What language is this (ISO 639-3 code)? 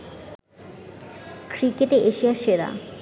ben